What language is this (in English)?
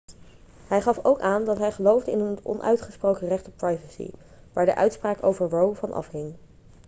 Dutch